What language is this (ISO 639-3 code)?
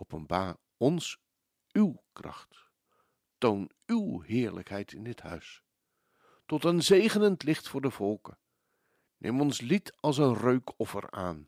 nld